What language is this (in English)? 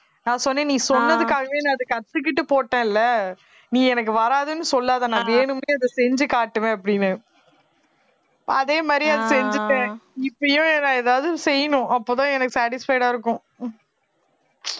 Tamil